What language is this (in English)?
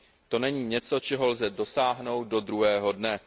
Czech